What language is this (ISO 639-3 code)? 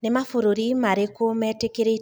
kik